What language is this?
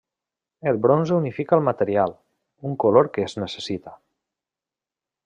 Catalan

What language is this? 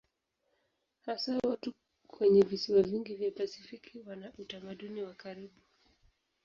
Swahili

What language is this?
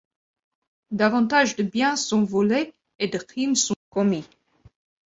French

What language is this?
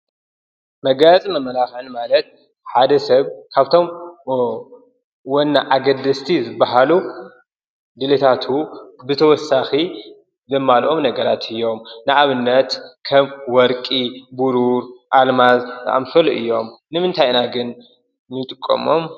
Tigrinya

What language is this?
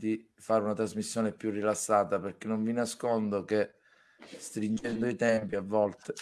Italian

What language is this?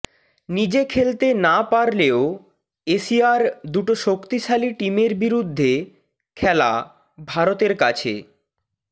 Bangla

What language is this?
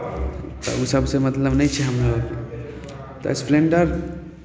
Maithili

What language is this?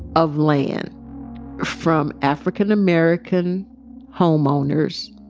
English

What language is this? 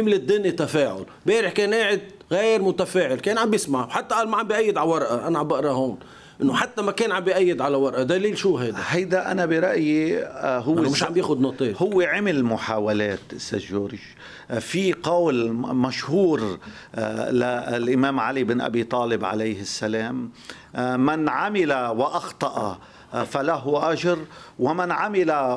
Arabic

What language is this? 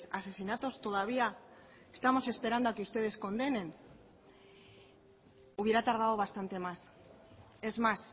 Spanish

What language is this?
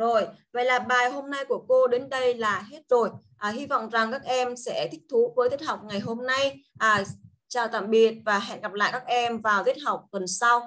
Vietnamese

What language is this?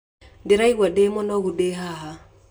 Kikuyu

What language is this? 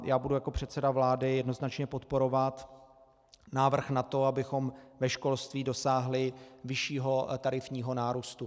Czech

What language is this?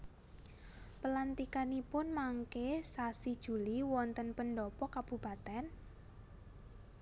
Javanese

